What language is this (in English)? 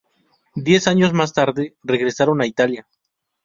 Spanish